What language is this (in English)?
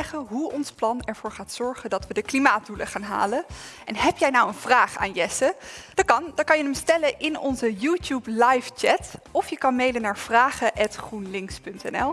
Dutch